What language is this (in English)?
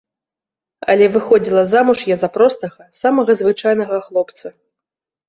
Belarusian